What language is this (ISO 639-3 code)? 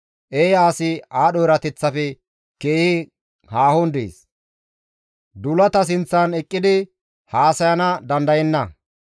gmv